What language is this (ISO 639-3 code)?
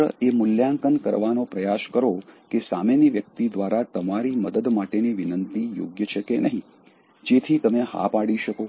guj